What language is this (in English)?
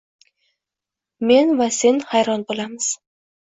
Uzbek